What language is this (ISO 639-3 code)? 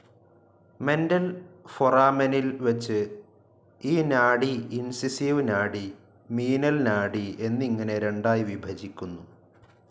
mal